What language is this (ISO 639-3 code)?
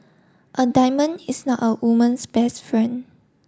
eng